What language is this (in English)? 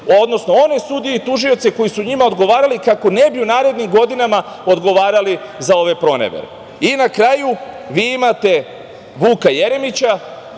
Serbian